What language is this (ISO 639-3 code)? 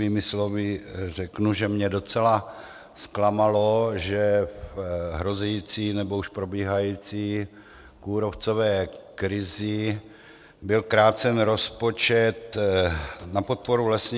ces